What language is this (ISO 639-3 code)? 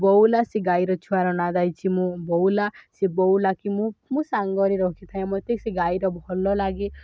ori